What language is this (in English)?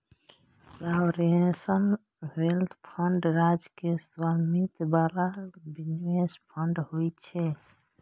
Maithili